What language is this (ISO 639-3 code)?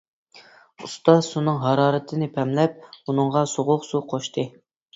uig